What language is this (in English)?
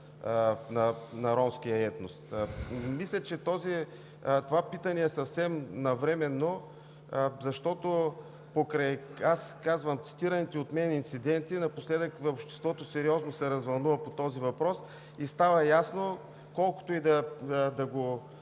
Bulgarian